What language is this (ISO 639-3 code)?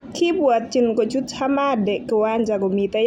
kln